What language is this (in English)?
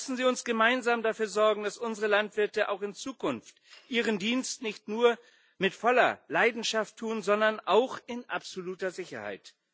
German